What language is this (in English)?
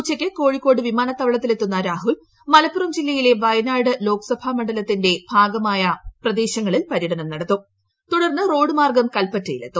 Malayalam